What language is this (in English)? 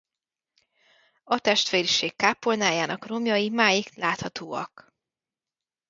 Hungarian